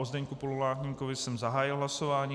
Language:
Czech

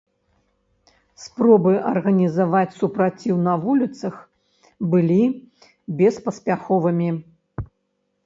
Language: Belarusian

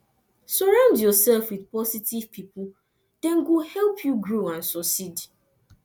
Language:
Nigerian Pidgin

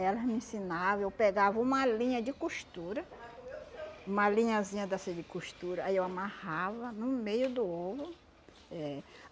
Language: Portuguese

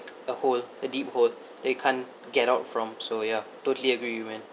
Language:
English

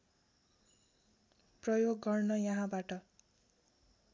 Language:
Nepali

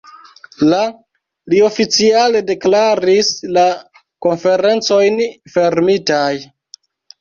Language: Esperanto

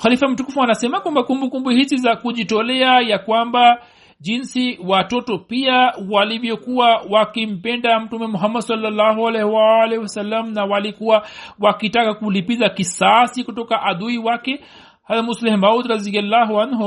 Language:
Swahili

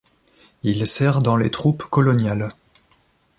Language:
French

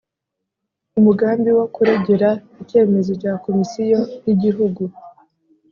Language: Kinyarwanda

